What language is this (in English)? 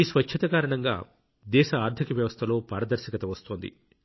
Telugu